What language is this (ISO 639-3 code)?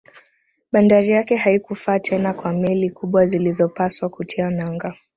swa